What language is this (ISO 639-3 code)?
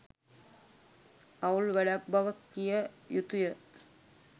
sin